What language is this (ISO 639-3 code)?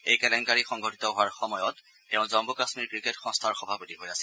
asm